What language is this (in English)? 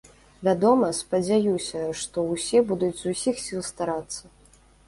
Belarusian